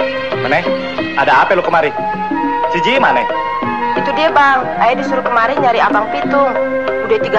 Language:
Indonesian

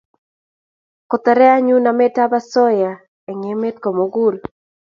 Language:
Kalenjin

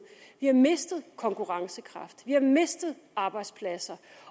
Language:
Danish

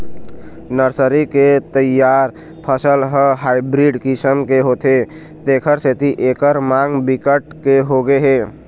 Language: Chhattisgarhi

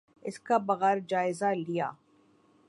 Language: Urdu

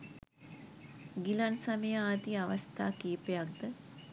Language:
Sinhala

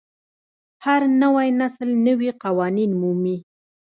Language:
Pashto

